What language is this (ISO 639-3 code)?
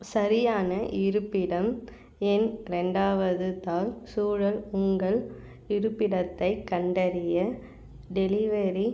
tam